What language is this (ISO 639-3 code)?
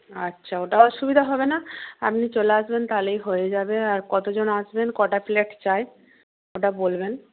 ben